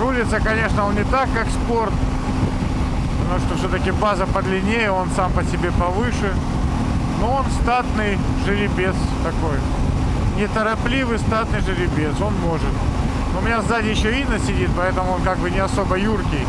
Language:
Russian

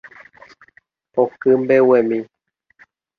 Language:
Guarani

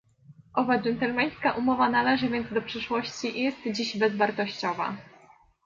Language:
Polish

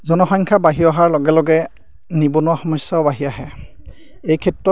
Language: Assamese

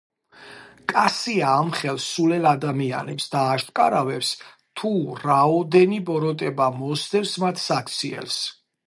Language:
Georgian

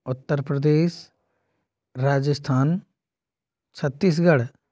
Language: Hindi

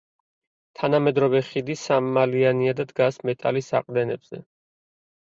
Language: Georgian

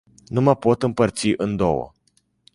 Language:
Romanian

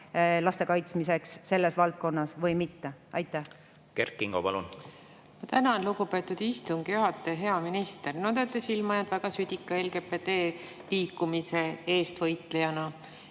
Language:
Estonian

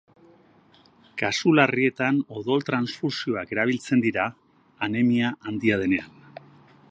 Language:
Basque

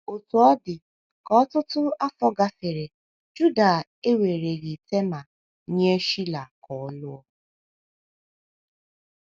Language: Igbo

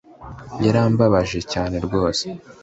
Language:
Kinyarwanda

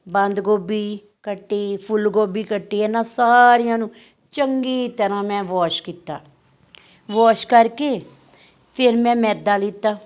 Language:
Punjabi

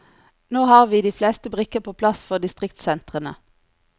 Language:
Norwegian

